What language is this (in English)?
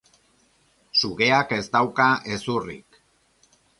Basque